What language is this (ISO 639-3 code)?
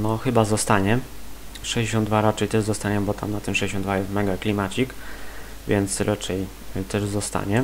pol